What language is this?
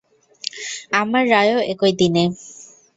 Bangla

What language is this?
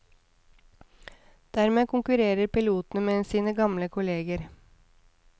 Norwegian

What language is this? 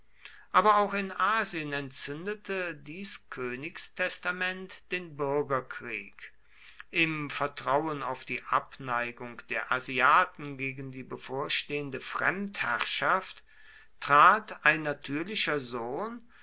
German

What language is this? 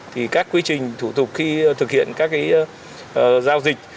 Vietnamese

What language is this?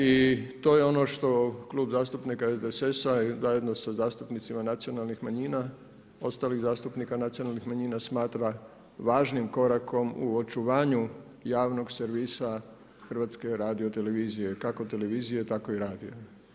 Croatian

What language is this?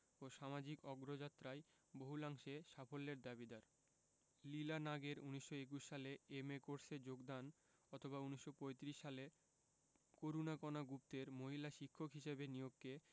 Bangla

